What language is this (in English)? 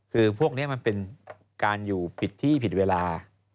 Thai